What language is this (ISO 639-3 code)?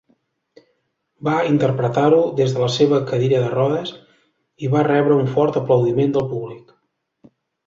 cat